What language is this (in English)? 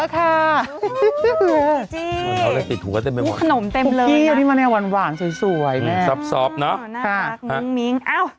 Thai